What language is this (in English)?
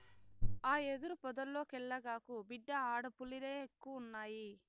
Telugu